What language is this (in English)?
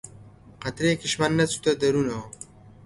Central Kurdish